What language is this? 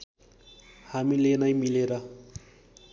Nepali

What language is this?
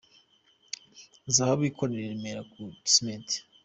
Kinyarwanda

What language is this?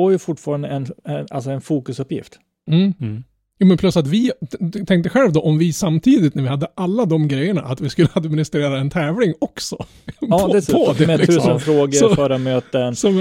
Swedish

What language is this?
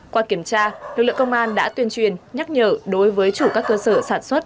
Vietnamese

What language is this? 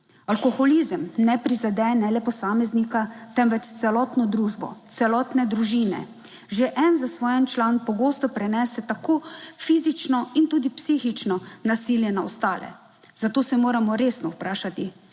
Slovenian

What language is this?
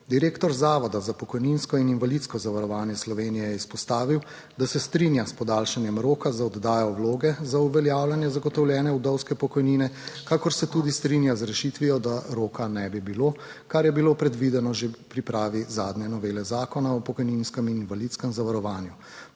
Slovenian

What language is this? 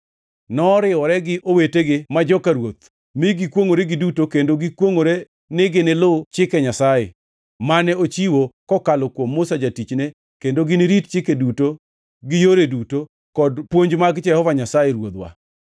Luo (Kenya and Tanzania)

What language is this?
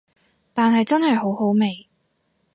Cantonese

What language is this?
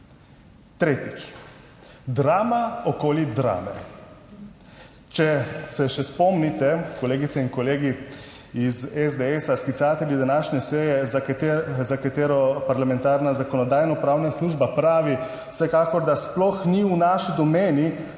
Slovenian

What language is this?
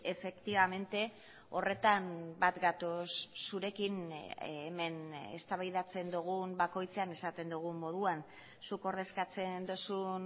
Basque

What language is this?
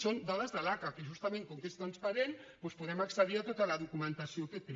Catalan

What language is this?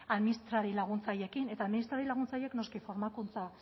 Basque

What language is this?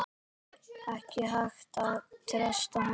Icelandic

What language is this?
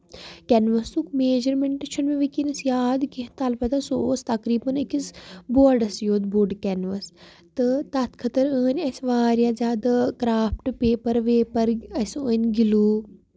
Kashmiri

